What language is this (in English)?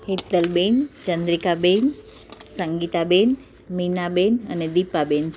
Gujarati